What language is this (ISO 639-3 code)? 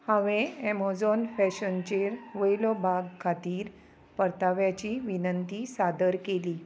kok